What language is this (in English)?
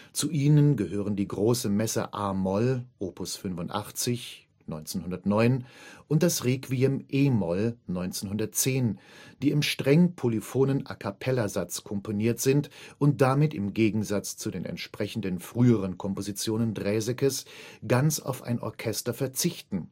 German